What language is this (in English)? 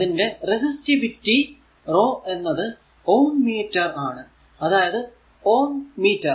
Malayalam